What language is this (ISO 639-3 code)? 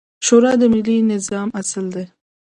pus